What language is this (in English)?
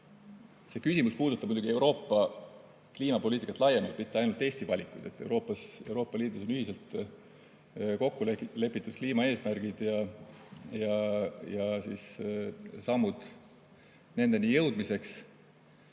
Estonian